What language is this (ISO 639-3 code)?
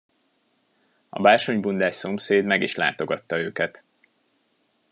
hun